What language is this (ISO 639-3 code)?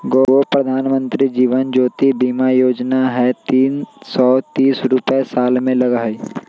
mag